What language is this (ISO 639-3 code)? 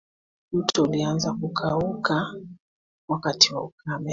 swa